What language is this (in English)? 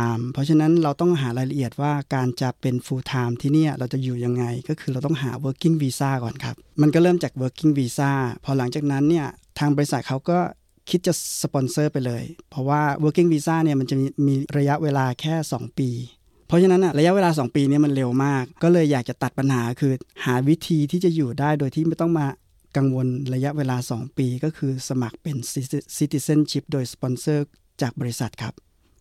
Thai